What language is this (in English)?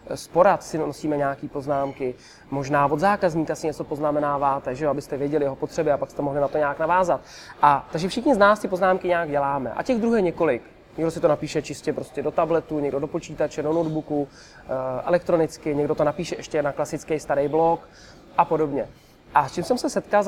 Czech